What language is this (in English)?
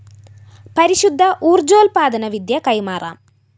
Malayalam